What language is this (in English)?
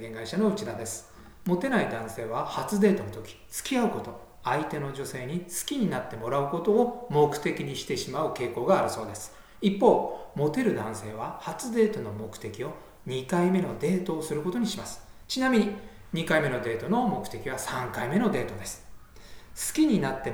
Japanese